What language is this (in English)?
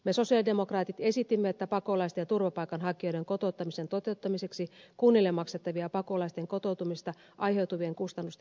Finnish